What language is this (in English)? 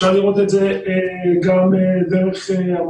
Hebrew